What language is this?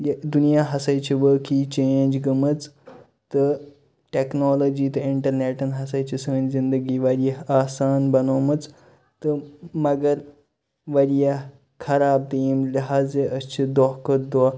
Kashmiri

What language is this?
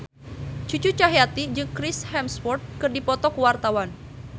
Sundanese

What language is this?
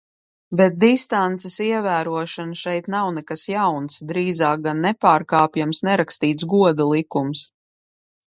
Latvian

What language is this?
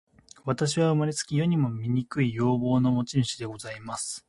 Japanese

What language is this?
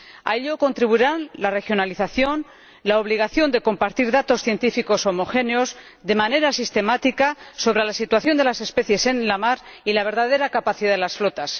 Spanish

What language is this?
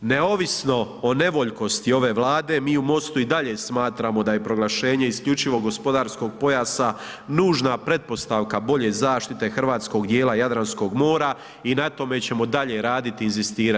Croatian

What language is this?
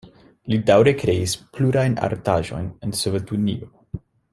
Esperanto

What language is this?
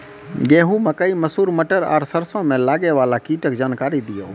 Maithili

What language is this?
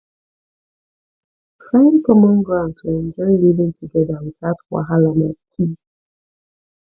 Nigerian Pidgin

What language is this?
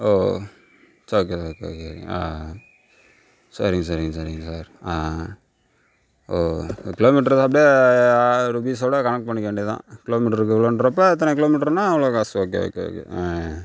Tamil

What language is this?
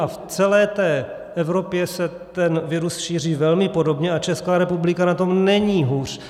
Czech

